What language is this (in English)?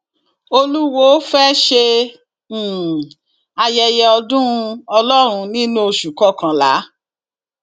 Yoruba